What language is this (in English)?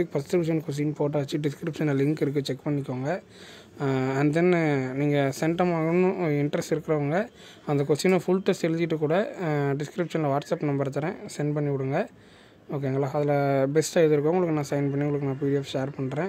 Tamil